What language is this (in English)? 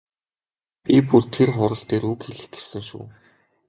Mongolian